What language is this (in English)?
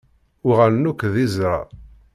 Kabyle